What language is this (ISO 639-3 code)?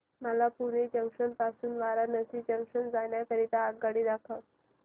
mar